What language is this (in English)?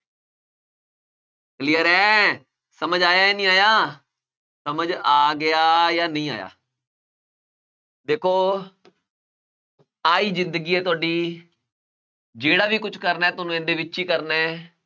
Punjabi